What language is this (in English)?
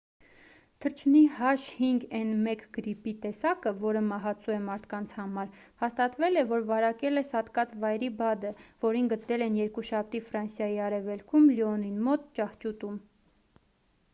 Armenian